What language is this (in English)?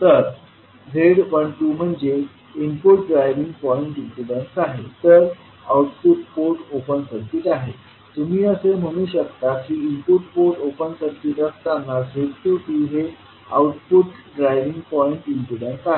Marathi